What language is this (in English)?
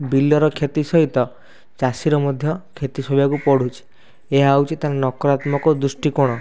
Odia